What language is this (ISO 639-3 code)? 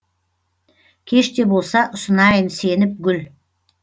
kaz